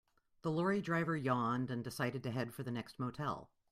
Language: English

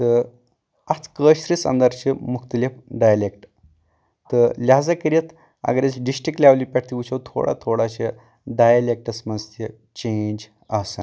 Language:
Kashmiri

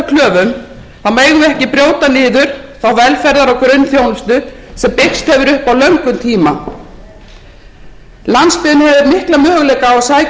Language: Icelandic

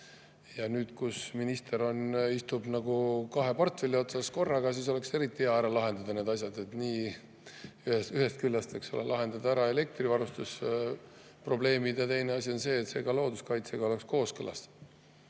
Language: Estonian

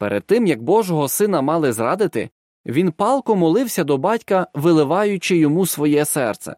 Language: Ukrainian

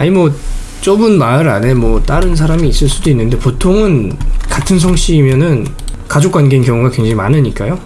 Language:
Korean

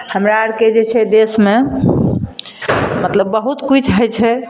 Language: Maithili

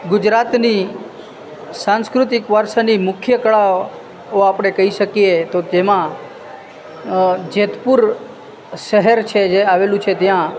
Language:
Gujarati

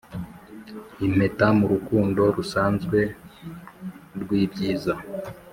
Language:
Kinyarwanda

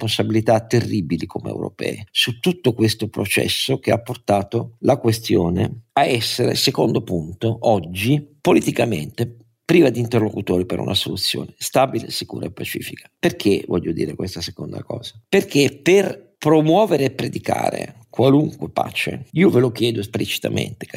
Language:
Italian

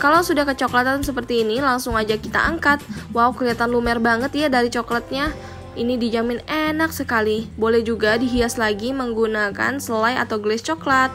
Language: Indonesian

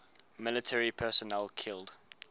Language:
English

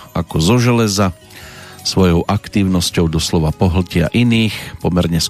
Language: Slovak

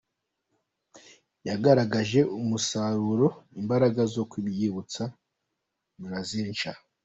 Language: Kinyarwanda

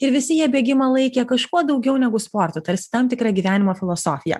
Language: Lithuanian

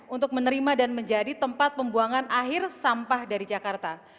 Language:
Indonesian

